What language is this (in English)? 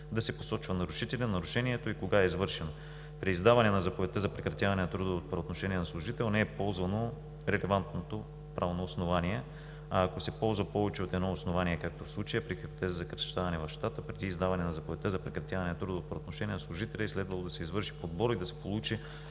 Bulgarian